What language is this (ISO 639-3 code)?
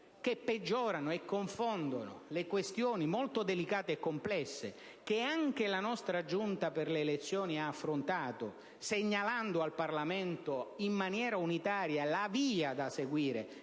ita